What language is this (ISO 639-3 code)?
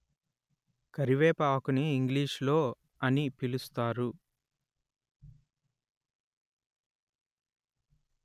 tel